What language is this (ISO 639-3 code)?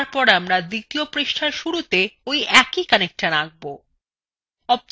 ben